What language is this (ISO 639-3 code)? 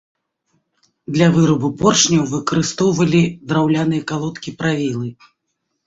bel